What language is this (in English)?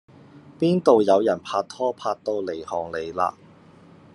Cantonese